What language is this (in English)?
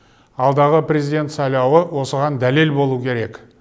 Kazakh